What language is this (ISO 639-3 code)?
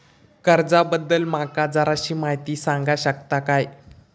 mar